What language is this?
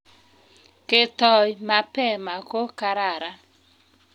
Kalenjin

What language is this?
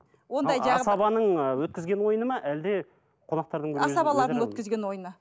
Kazakh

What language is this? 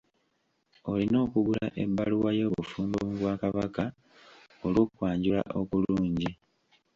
Ganda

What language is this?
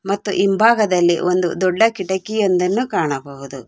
Kannada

